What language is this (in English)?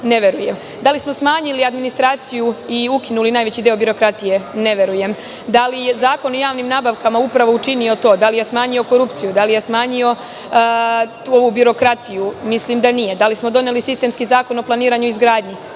Serbian